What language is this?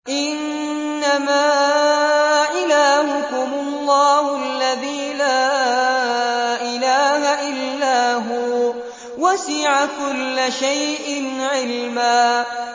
Arabic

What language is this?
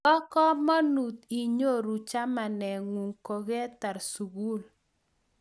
Kalenjin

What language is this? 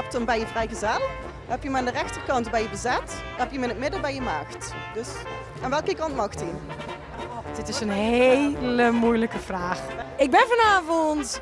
Dutch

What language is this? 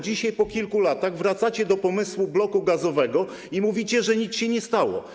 Polish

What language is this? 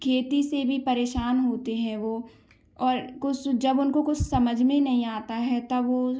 Hindi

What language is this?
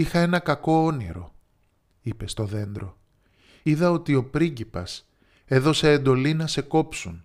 Greek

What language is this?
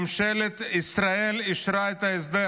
Hebrew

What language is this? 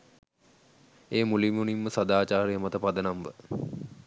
Sinhala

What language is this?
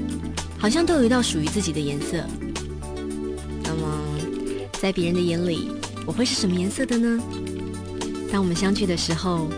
Chinese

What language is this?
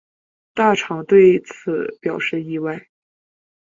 Chinese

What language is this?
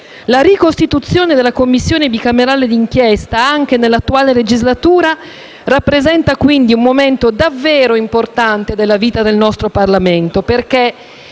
Italian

